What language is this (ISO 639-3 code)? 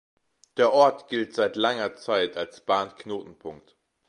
deu